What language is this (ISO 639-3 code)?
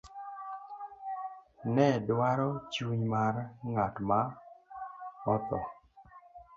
luo